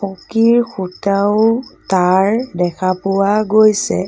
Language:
Assamese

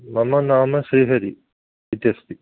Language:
Sanskrit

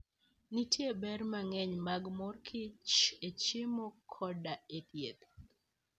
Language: Luo (Kenya and Tanzania)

